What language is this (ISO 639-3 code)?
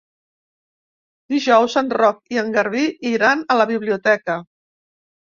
cat